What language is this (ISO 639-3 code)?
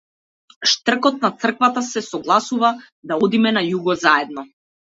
mkd